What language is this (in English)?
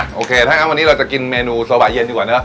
Thai